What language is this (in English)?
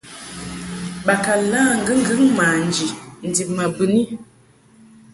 Mungaka